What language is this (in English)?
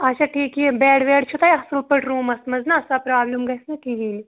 Kashmiri